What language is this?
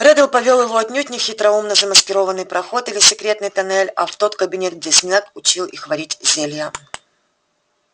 Russian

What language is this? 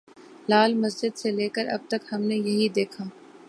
Urdu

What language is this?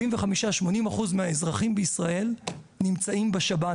Hebrew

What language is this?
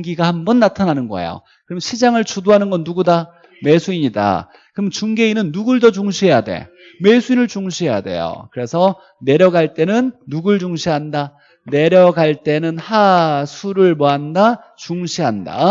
Korean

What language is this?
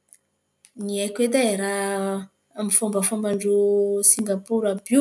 Antankarana Malagasy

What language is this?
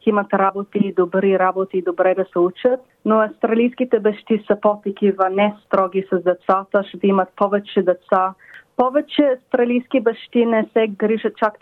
Bulgarian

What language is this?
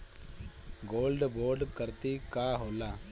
Bhojpuri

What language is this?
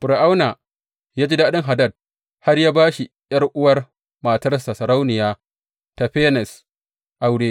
Hausa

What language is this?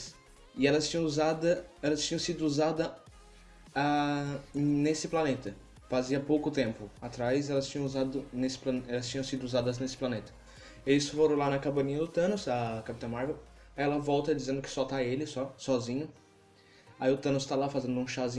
Portuguese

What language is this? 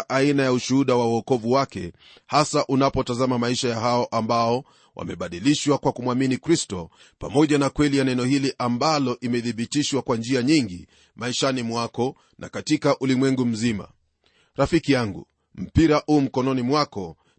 Swahili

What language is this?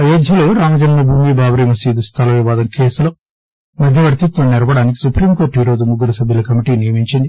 Telugu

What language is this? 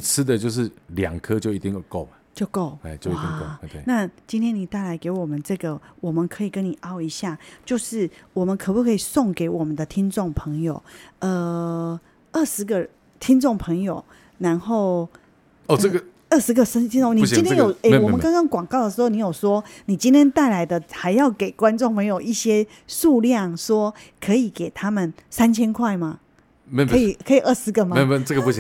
Chinese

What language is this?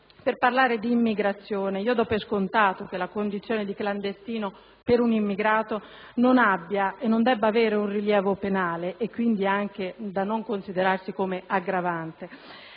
Italian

